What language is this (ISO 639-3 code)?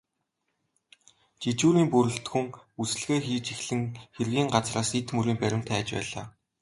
mon